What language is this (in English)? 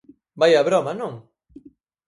Galician